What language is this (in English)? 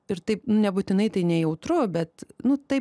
Lithuanian